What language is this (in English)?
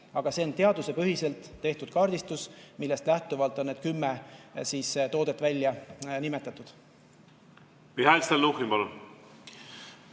Estonian